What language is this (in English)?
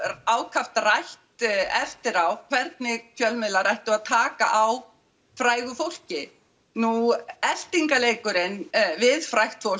Icelandic